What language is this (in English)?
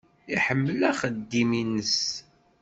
Kabyle